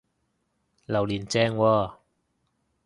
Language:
Cantonese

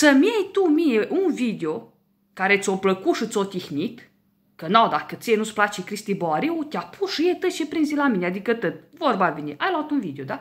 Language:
Romanian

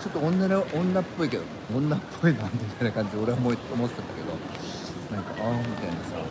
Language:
Japanese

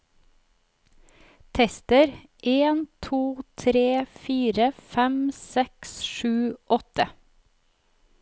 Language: Norwegian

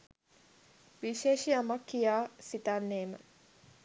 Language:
Sinhala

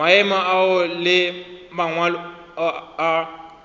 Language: Northern Sotho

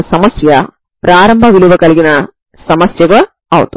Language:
Telugu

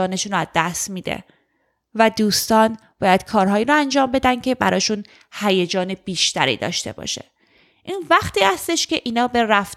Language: Persian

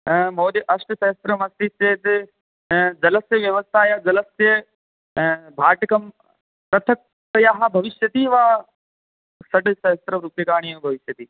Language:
Sanskrit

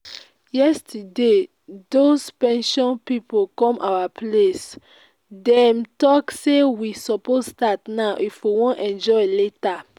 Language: Nigerian Pidgin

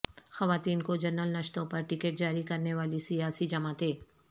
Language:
Urdu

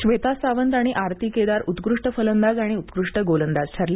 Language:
Marathi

